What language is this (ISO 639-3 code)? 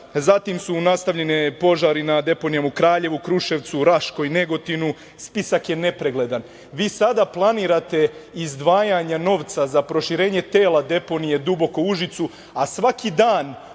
srp